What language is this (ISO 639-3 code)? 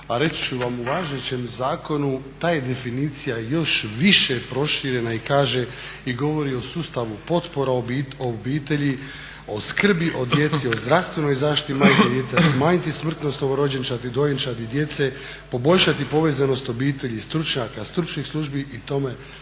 hrv